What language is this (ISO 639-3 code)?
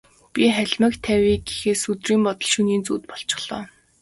mon